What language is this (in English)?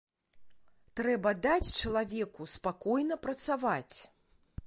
Belarusian